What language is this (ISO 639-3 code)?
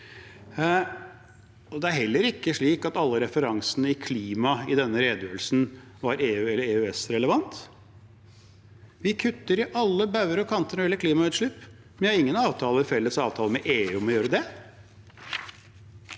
nor